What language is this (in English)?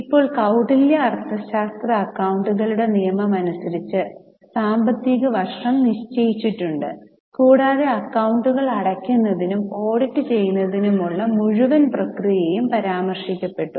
Malayalam